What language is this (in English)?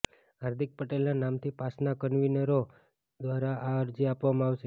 Gujarati